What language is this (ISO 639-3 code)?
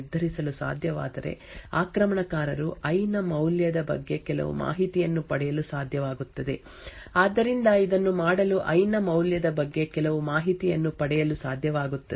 kan